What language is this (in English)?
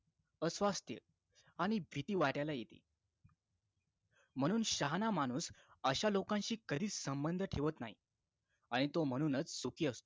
Marathi